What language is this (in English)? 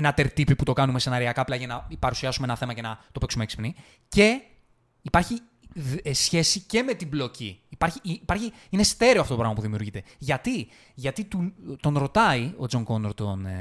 Greek